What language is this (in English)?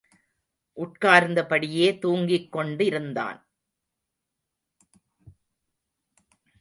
Tamil